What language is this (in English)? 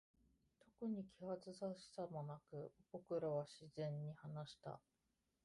Japanese